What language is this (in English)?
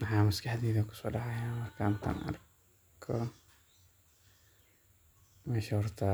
Somali